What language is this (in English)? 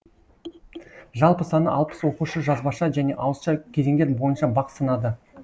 Kazakh